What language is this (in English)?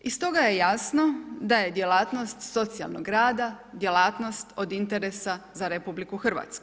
Croatian